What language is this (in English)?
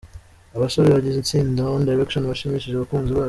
Kinyarwanda